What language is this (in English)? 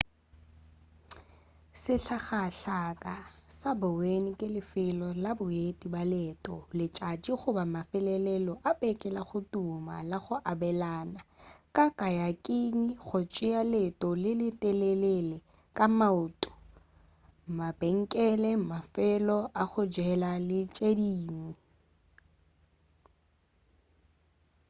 Northern Sotho